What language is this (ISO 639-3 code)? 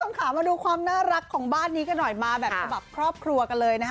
tha